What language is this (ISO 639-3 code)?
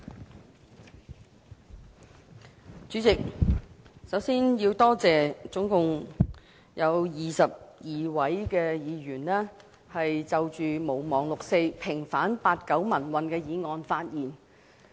yue